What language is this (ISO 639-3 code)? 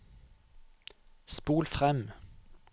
nor